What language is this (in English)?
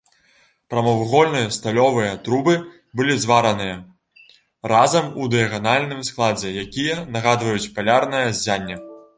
Belarusian